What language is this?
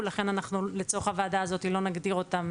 Hebrew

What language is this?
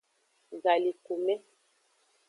Aja (Benin)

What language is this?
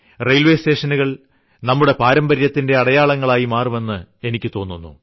Malayalam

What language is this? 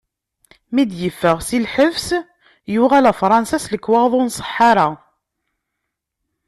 Kabyle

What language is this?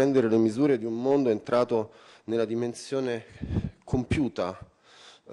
Italian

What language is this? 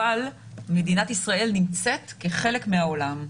Hebrew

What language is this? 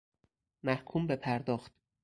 Persian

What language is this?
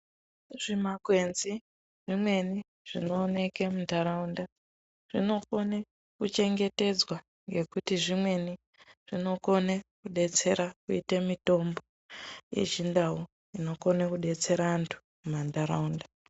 Ndau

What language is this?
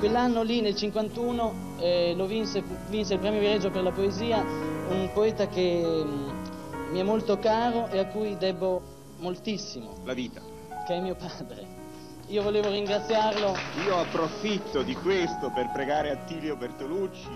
Italian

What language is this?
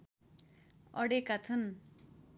Nepali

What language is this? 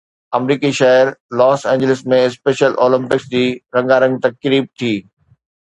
Sindhi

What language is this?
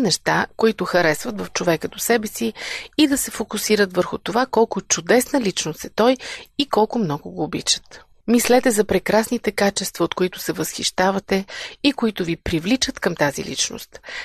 Bulgarian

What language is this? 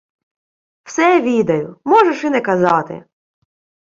Ukrainian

